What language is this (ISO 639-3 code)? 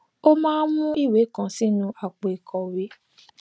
yor